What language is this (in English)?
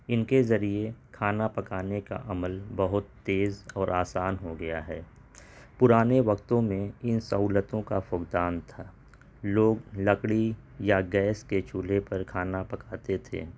Urdu